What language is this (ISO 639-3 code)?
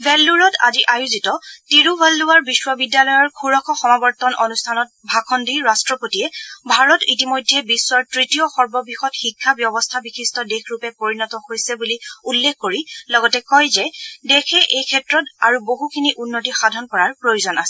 asm